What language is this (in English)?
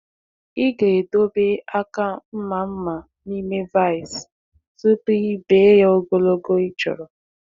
Igbo